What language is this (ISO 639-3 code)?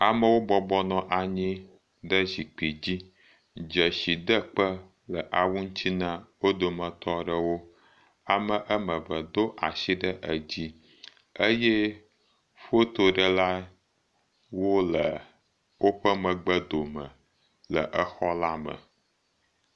ewe